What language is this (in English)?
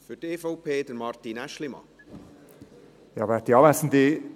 Swiss German